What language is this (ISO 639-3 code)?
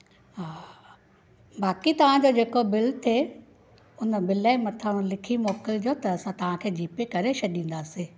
snd